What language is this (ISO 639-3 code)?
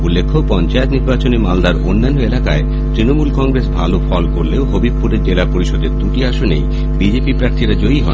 ben